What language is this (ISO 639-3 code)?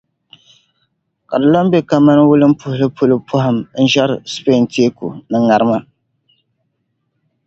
dag